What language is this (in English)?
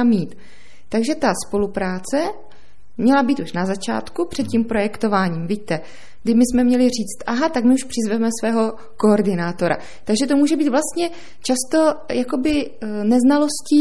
Czech